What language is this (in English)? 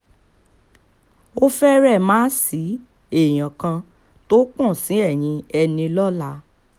Yoruba